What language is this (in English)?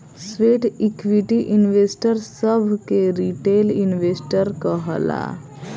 Bhojpuri